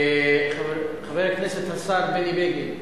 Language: Hebrew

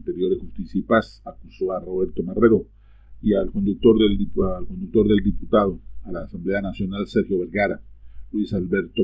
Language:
Spanish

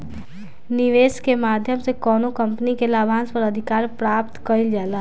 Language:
Bhojpuri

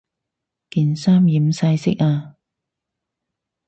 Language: Cantonese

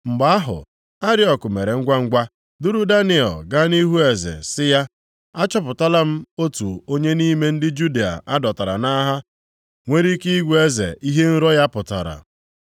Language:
Igbo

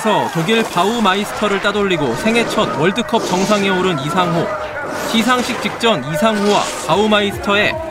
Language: Korean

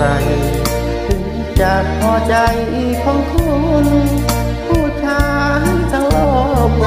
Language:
Thai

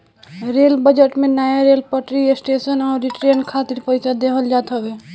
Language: Bhojpuri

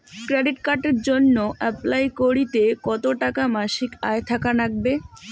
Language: Bangla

